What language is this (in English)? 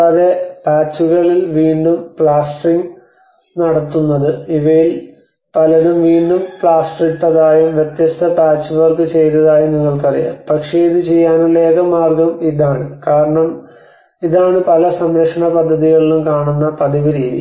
Malayalam